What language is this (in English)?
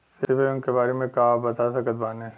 Bhojpuri